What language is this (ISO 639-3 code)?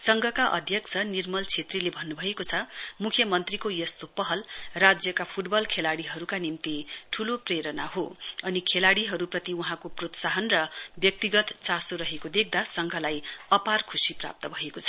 nep